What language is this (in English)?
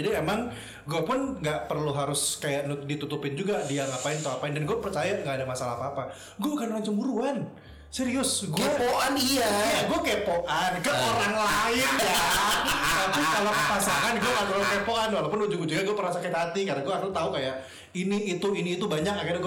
Indonesian